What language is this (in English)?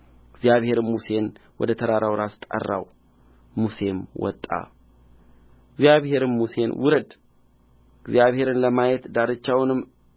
Amharic